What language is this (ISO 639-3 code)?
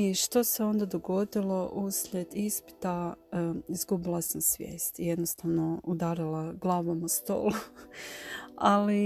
hrv